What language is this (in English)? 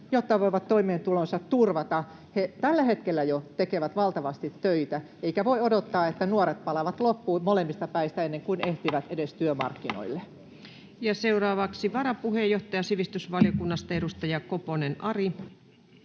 Finnish